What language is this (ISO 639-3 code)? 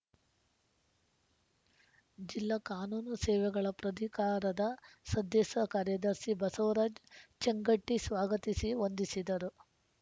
kan